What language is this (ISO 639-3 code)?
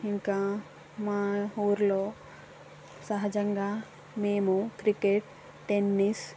tel